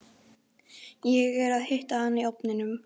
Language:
Icelandic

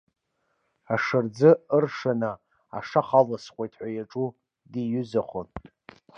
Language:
Abkhazian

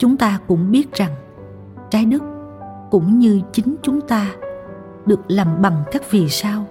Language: Vietnamese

